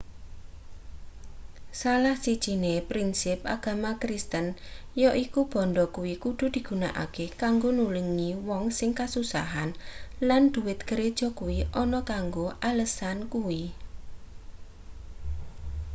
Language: Javanese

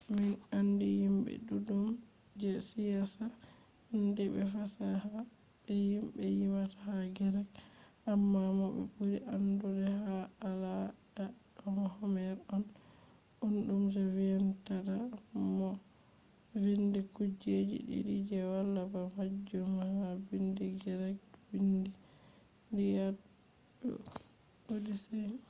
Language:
Fula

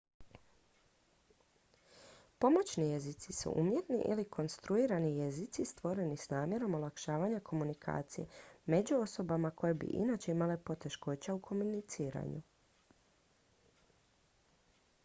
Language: Croatian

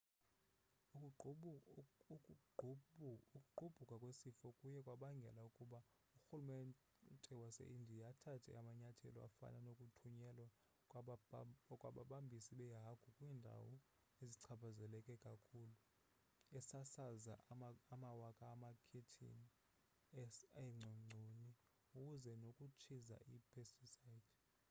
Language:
Xhosa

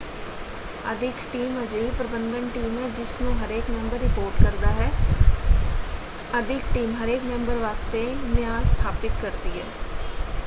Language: Punjabi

